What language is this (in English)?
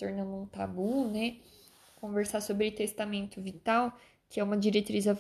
Portuguese